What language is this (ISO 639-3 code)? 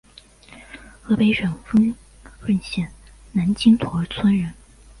zho